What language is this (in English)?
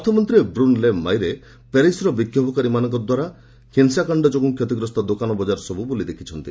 Odia